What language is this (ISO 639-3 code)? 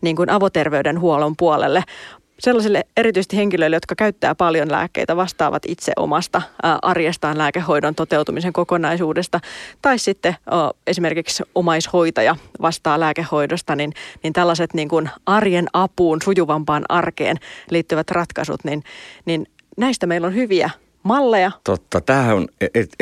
fin